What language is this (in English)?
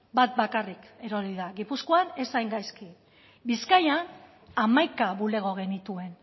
Basque